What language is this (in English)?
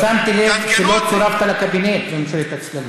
Hebrew